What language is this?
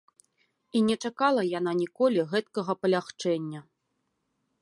Belarusian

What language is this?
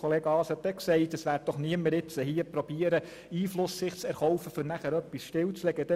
Swiss German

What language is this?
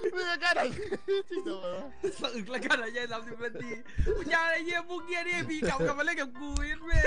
Thai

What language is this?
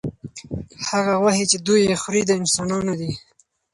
Pashto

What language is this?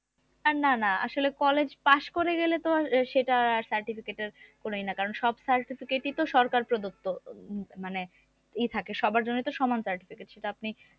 Bangla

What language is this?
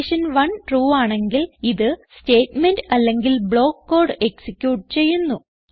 Malayalam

